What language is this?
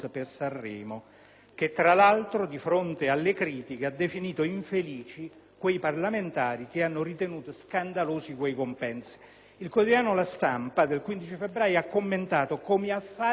Italian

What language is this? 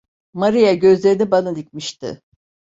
Turkish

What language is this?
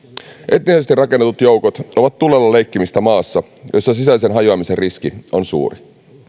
Finnish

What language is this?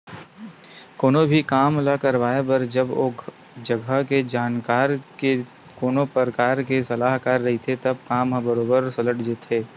Chhattisgarhi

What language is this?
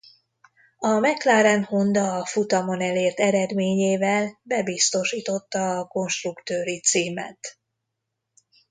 Hungarian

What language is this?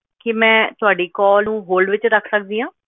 Punjabi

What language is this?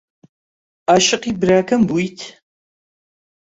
Central Kurdish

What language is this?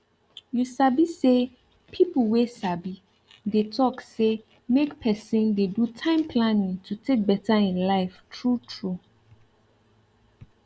Nigerian Pidgin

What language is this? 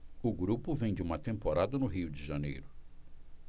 Portuguese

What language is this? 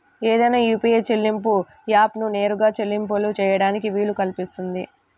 Telugu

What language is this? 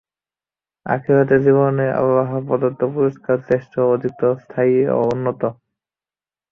Bangla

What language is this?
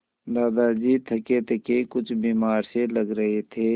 Hindi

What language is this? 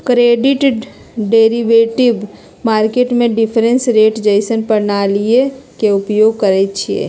Magahi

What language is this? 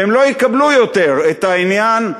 Hebrew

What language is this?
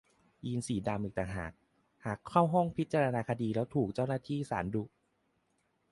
Thai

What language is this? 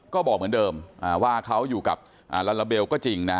Thai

